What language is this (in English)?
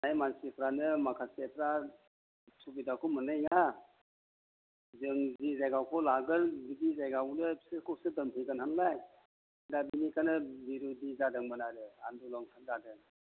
Bodo